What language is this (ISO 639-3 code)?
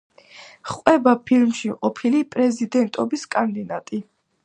kat